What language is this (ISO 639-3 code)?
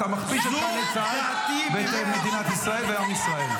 heb